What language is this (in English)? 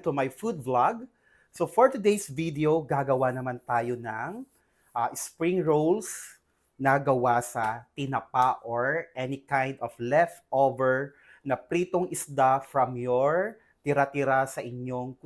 Filipino